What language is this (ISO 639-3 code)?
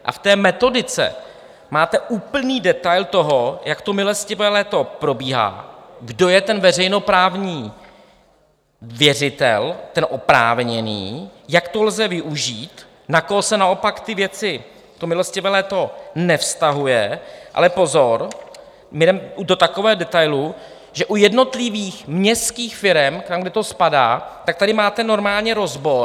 ces